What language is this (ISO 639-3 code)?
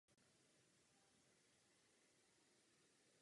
ces